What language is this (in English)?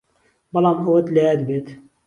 Central Kurdish